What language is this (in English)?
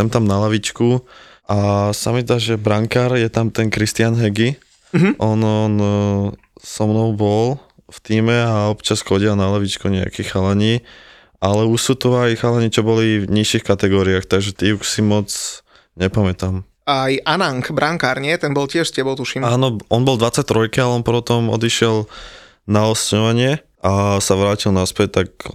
Slovak